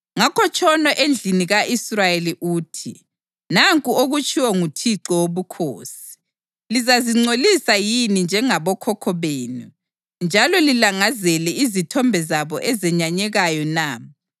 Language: North Ndebele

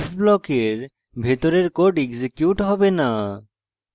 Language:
Bangla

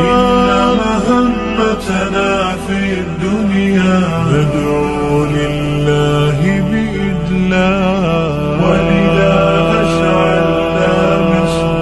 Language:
Arabic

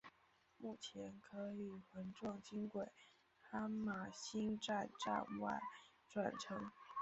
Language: Chinese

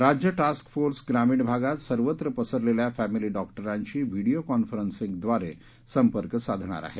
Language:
Marathi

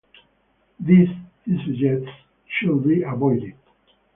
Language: English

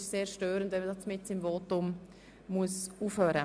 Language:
Swiss German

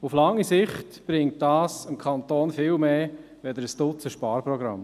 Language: Swiss German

